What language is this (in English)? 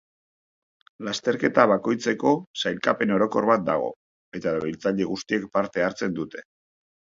Basque